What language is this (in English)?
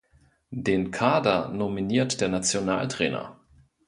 German